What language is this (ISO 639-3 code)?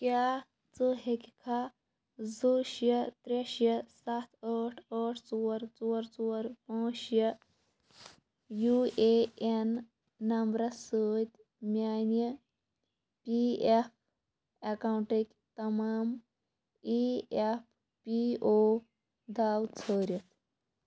kas